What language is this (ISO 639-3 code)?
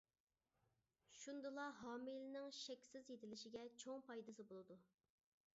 uig